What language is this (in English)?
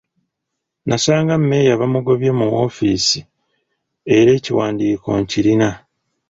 Ganda